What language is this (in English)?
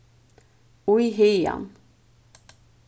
Faroese